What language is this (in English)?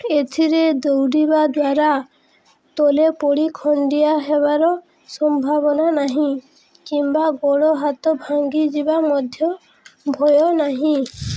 Odia